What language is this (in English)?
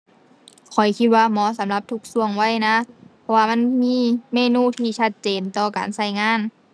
Thai